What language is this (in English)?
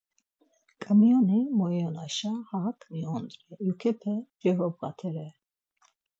Laz